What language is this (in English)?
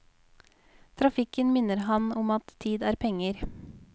Norwegian